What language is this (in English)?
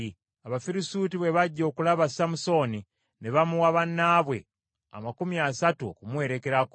Ganda